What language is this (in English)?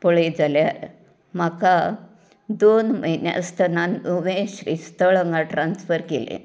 Konkani